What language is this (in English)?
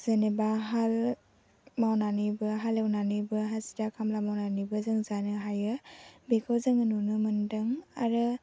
Bodo